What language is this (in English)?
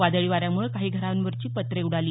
Marathi